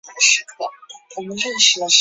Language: Chinese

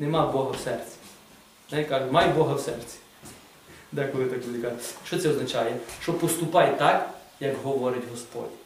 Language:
Ukrainian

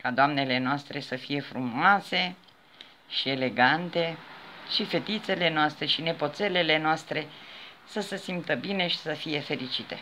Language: Romanian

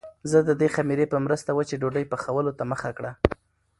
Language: Pashto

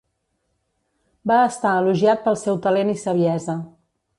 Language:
Catalan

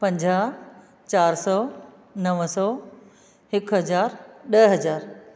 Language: Sindhi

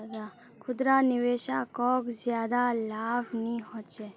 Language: Magahi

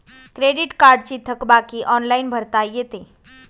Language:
Marathi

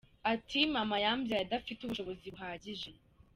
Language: Kinyarwanda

